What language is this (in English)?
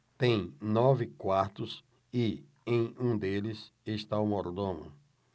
Portuguese